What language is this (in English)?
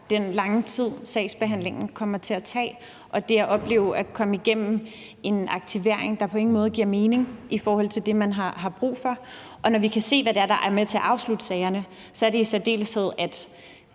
Danish